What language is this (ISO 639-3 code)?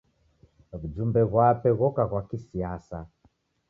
dav